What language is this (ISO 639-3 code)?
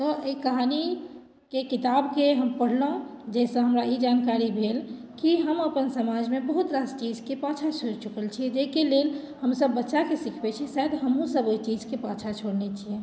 mai